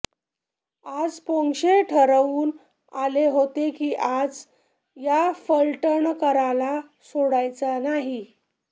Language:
Marathi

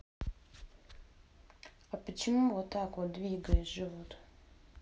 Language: Russian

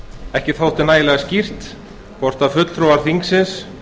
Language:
Icelandic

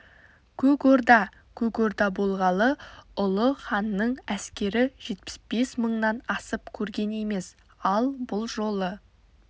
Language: Kazakh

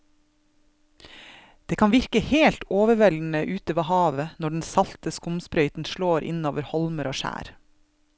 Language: Norwegian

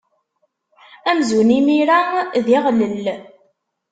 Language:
Kabyle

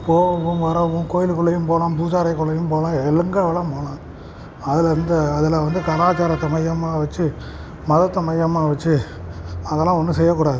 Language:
Tamil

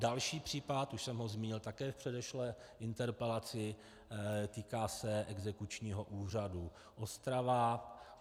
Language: Czech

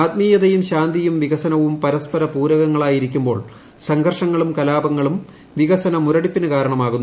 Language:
Malayalam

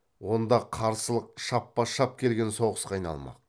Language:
Kazakh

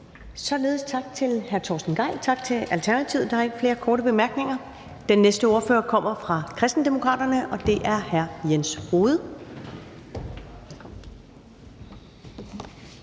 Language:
Danish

